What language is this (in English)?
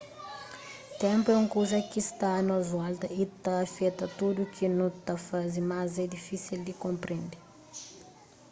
Kabuverdianu